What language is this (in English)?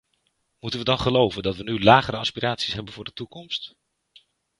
Dutch